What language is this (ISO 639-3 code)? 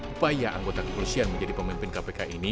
ind